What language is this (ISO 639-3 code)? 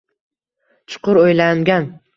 uzb